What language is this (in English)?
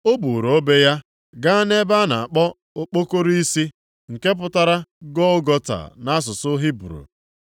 Igbo